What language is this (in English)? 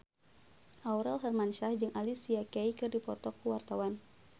Sundanese